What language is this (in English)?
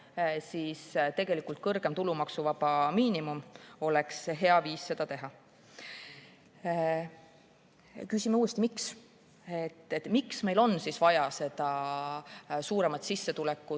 Estonian